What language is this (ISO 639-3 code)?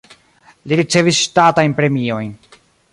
epo